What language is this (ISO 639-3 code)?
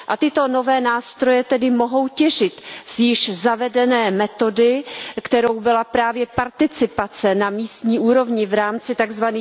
ces